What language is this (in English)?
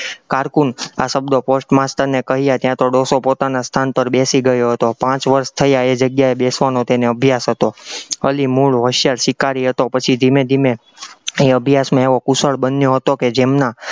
Gujarati